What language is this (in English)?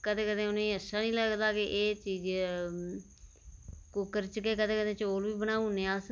Dogri